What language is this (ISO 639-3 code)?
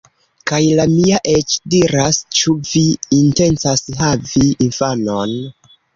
epo